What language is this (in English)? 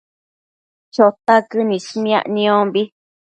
Matsés